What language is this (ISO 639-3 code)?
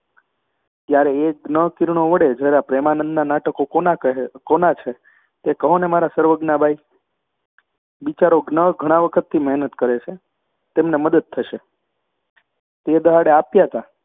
guj